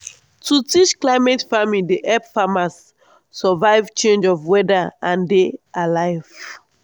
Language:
Nigerian Pidgin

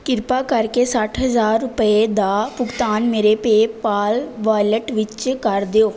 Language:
Punjabi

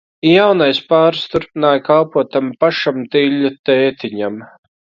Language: Latvian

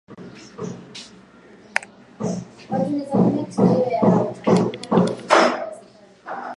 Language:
Swahili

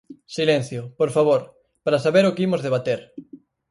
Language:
Galician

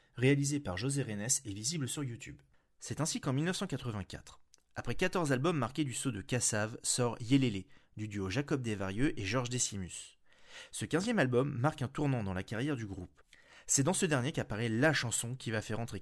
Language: French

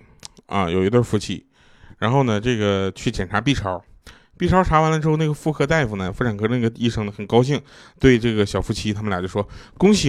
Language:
Chinese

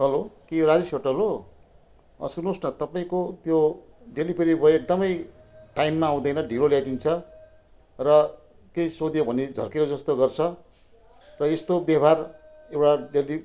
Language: Nepali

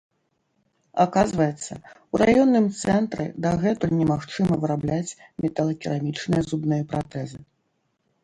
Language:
Belarusian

